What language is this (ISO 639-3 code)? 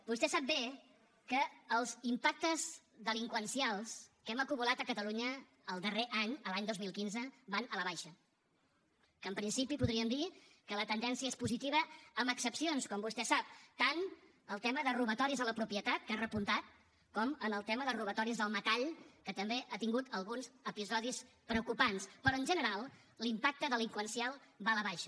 cat